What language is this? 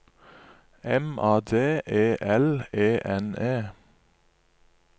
Norwegian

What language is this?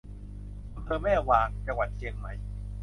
Thai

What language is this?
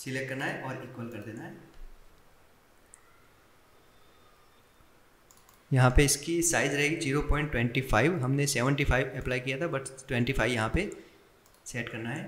Hindi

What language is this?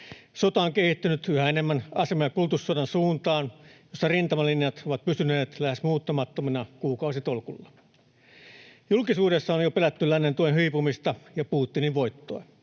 Finnish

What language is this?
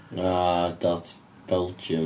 Welsh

